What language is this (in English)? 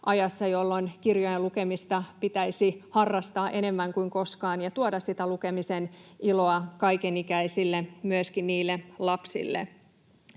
Finnish